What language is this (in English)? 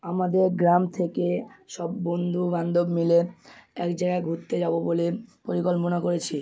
Bangla